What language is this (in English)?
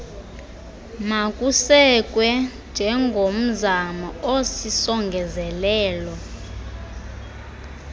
Xhosa